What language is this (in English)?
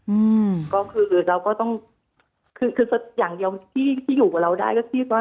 Thai